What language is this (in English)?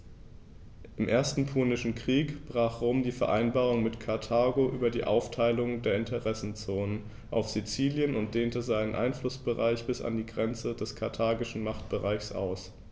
German